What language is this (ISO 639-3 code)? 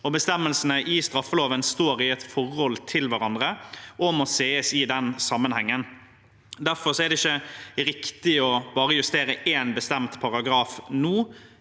nor